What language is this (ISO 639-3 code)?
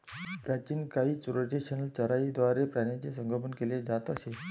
mar